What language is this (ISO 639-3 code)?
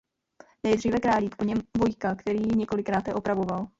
ces